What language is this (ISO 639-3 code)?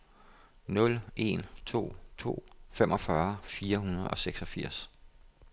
dan